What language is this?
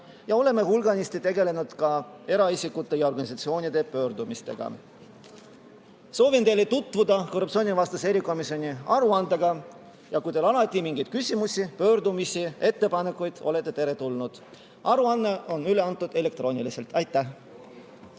Estonian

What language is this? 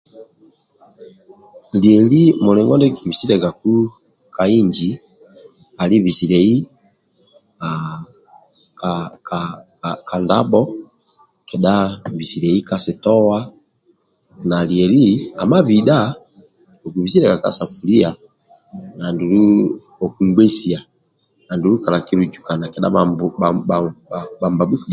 Amba (Uganda)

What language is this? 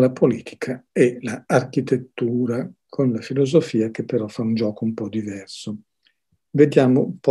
Italian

